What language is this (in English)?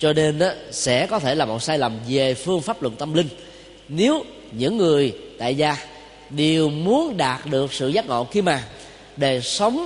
Vietnamese